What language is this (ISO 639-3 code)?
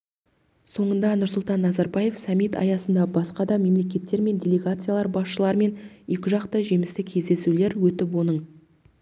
kaz